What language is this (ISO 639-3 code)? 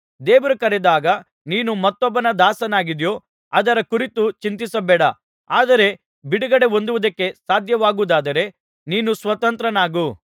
kan